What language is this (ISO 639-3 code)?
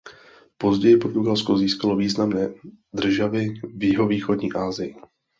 ces